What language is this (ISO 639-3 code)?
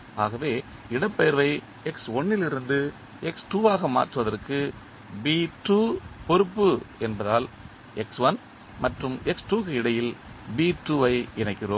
tam